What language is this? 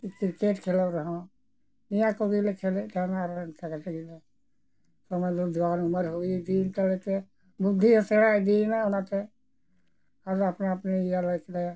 Santali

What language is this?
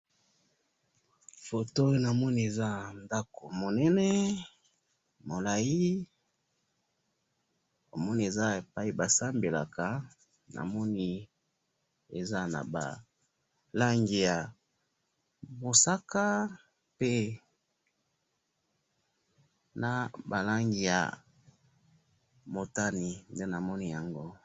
Lingala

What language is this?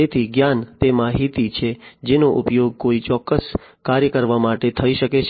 Gujarati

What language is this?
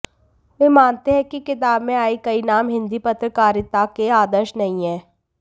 Hindi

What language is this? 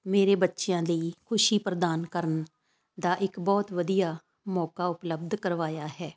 Punjabi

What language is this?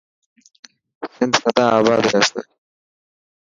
Dhatki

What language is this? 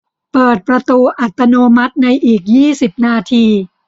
Thai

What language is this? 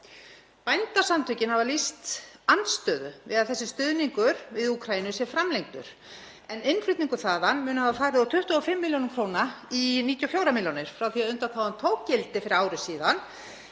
Icelandic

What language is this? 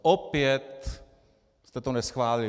Czech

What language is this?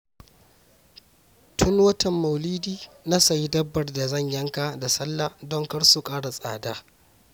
Hausa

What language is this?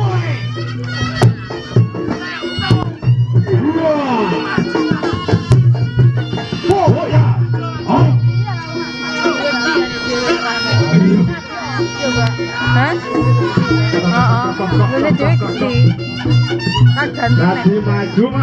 Indonesian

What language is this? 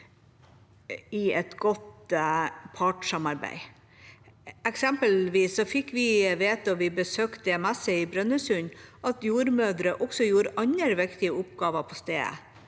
Norwegian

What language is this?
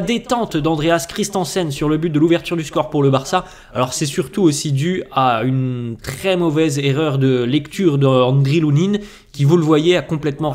French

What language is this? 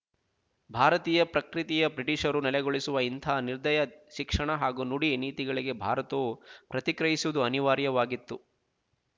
Kannada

